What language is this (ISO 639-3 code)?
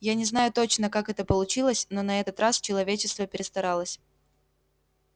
rus